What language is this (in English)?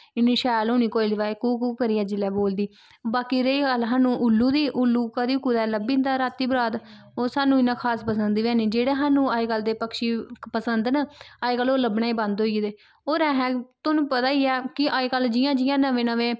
Dogri